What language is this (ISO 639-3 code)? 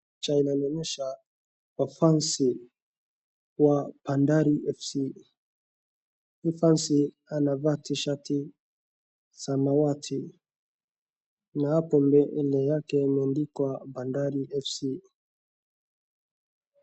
swa